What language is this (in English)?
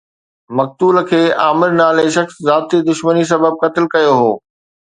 Sindhi